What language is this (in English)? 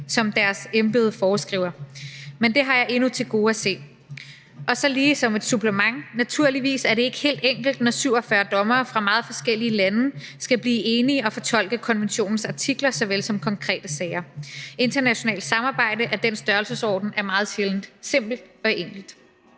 Danish